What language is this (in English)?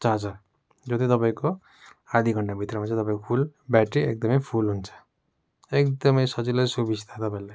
Nepali